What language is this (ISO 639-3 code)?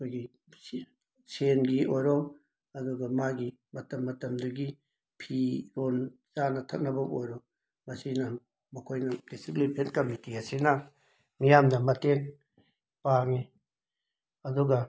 mni